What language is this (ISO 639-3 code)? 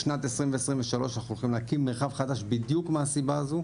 heb